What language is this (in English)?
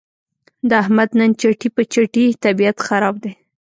Pashto